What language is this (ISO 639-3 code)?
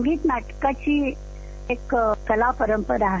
mar